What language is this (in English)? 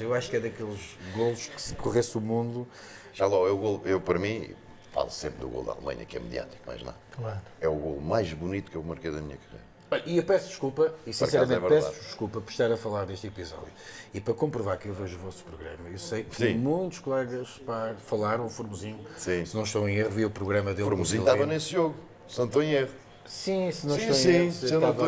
Portuguese